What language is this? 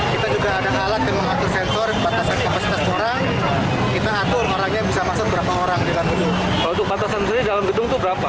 Indonesian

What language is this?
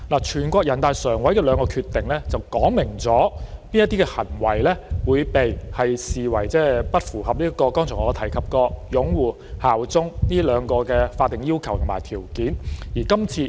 Cantonese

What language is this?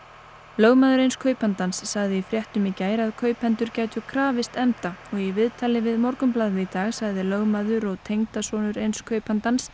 Icelandic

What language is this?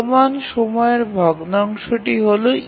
Bangla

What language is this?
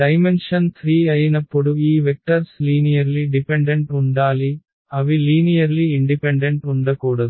Telugu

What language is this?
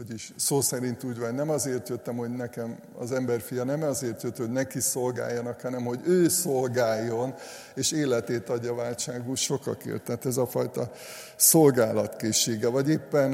Hungarian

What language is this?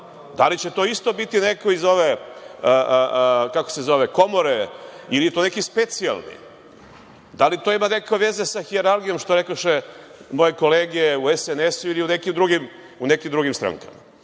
Serbian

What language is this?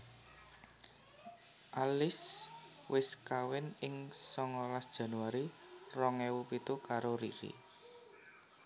Javanese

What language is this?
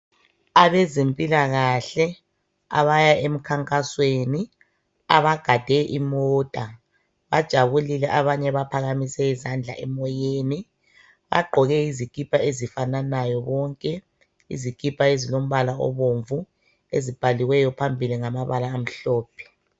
North Ndebele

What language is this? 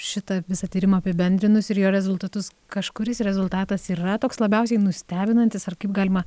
Lithuanian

